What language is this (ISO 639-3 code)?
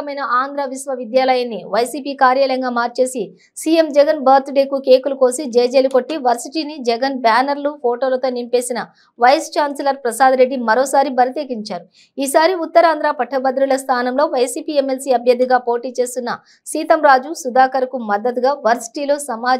tel